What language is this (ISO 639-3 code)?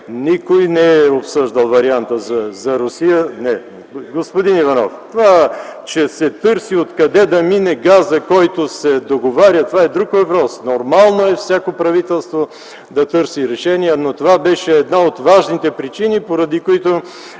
bul